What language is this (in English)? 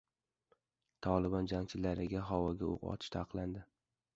Uzbek